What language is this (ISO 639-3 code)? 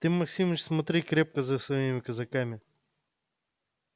rus